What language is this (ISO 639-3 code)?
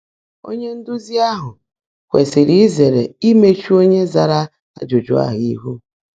ibo